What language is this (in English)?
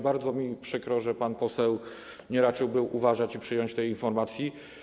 Polish